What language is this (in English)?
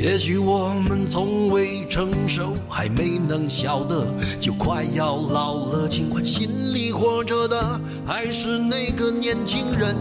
Chinese